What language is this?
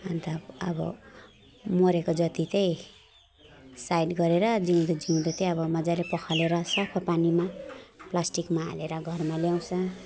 Nepali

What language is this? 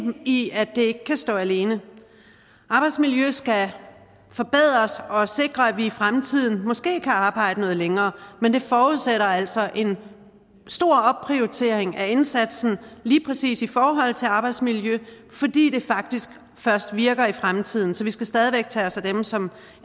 Danish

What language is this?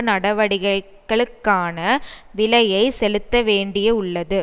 Tamil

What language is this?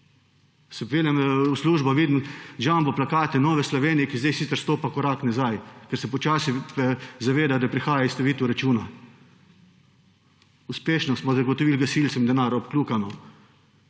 Slovenian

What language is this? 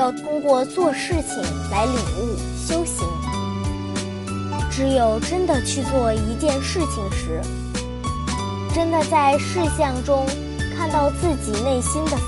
Chinese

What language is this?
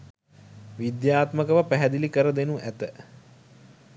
Sinhala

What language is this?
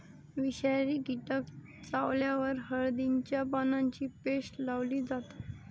Marathi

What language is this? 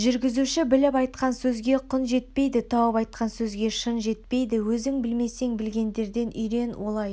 Kazakh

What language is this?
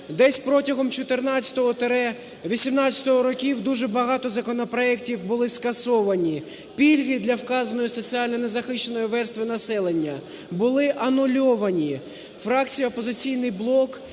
Ukrainian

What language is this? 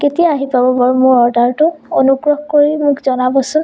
Assamese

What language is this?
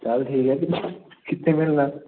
Punjabi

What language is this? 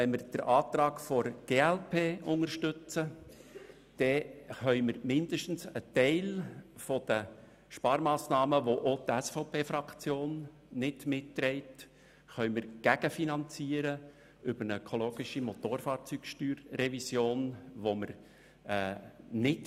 Swiss German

